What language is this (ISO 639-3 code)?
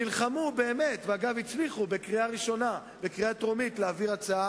heb